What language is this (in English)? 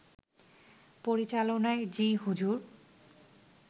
Bangla